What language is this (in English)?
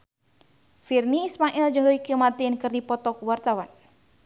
Sundanese